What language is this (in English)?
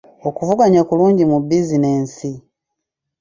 Ganda